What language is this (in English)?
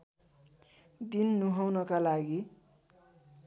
Nepali